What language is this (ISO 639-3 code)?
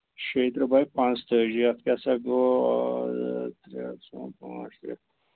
kas